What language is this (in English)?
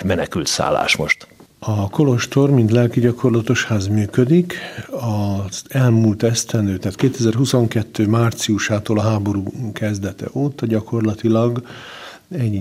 Hungarian